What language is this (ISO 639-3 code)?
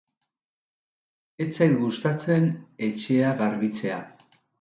eus